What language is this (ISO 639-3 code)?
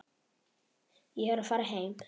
isl